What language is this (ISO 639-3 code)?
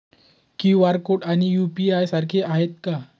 mar